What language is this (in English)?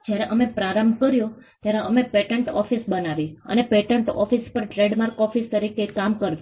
Gujarati